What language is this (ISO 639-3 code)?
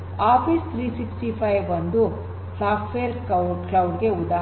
kan